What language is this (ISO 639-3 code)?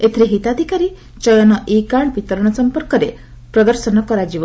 ori